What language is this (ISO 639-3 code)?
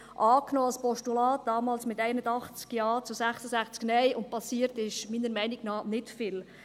gsw